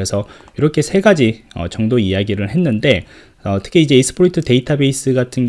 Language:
Korean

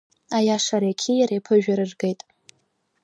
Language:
Abkhazian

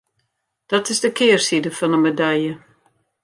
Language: Western Frisian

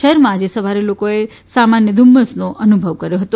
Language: Gujarati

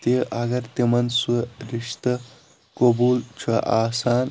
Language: Kashmiri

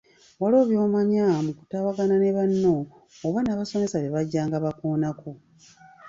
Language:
Ganda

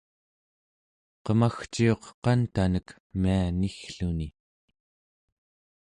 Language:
Central Yupik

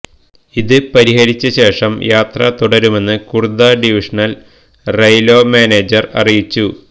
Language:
Malayalam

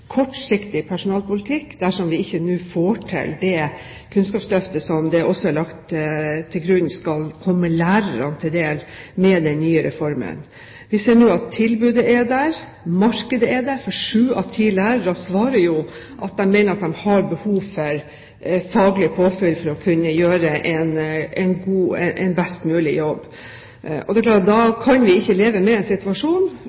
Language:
Norwegian Bokmål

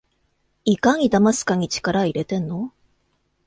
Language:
Japanese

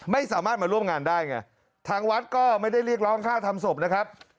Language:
Thai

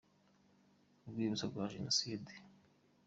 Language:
Kinyarwanda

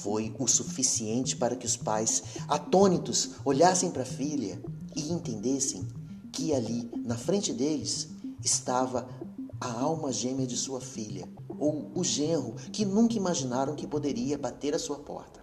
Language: Portuguese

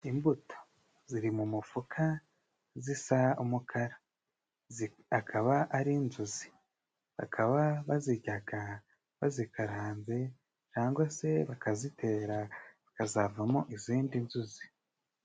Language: Kinyarwanda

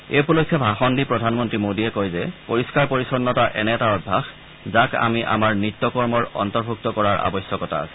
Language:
Assamese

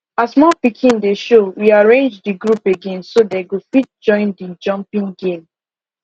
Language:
Nigerian Pidgin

